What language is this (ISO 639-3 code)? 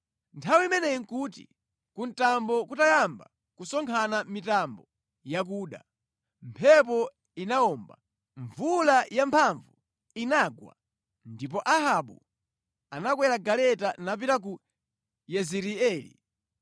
nya